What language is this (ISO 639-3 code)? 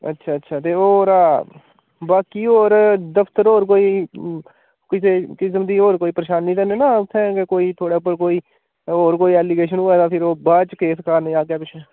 doi